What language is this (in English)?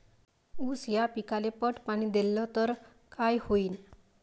Marathi